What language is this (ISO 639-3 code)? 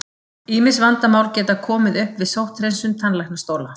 isl